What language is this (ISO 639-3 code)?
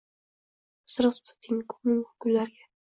uzb